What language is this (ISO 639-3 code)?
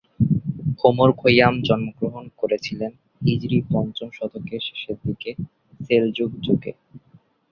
ben